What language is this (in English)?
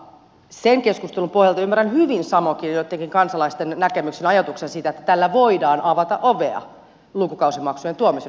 Finnish